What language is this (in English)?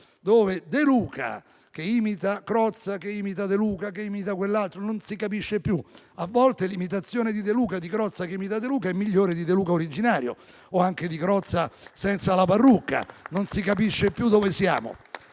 Italian